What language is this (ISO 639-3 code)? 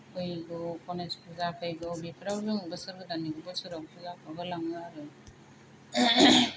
brx